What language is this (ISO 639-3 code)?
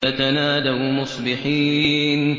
ara